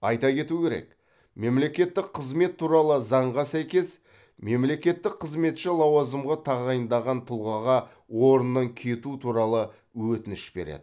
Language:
Kazakh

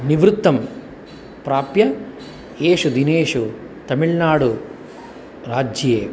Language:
Sanskrit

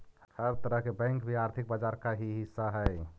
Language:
Magahi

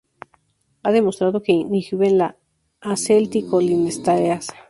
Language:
Spanish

